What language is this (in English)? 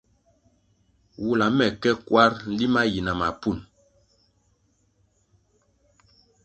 Kwasio